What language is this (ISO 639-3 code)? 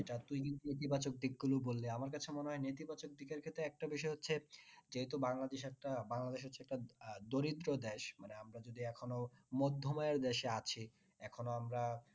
ben